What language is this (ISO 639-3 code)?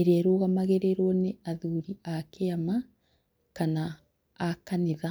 kik